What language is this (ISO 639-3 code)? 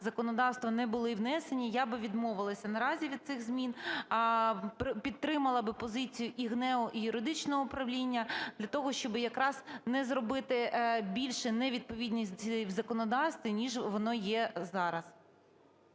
ukr